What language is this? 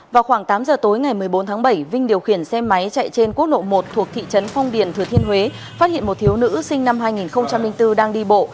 Vietnamese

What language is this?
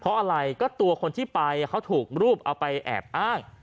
Thai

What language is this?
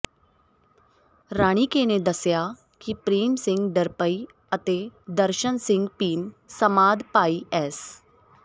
Punjabi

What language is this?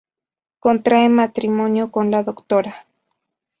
Spanish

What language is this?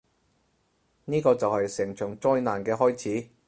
Cantonese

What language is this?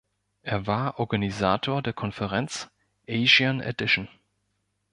German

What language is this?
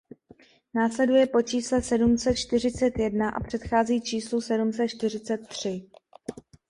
Czech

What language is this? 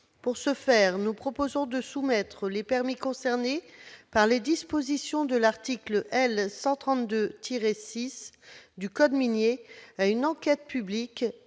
French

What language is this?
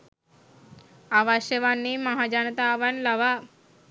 Sinhala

